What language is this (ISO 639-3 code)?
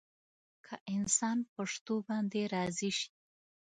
pus